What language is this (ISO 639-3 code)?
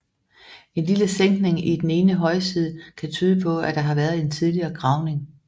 dan